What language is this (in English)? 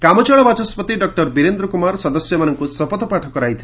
Odia